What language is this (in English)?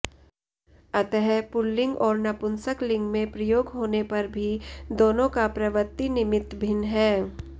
Sanskrit